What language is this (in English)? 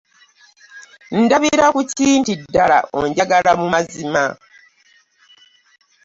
Ganda